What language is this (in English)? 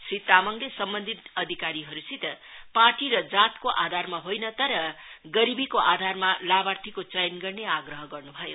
Nepali